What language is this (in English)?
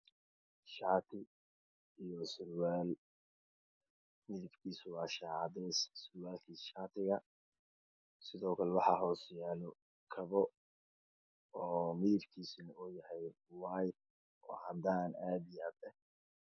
Somali